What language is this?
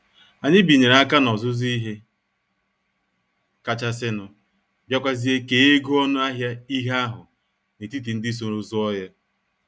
Igbo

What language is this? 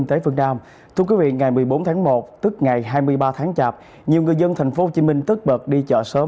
Vietnamese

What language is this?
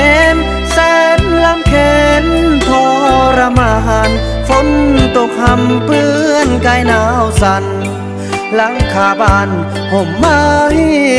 Thai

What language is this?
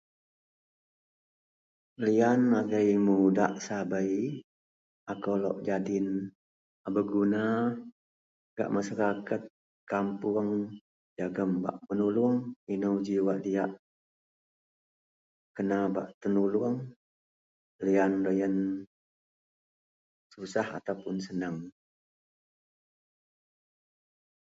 Central Melanau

